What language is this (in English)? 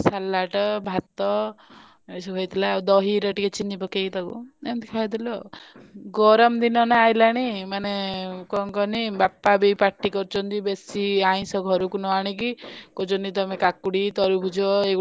Odia